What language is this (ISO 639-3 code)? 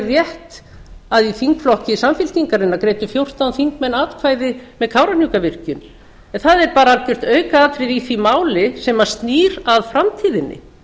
isl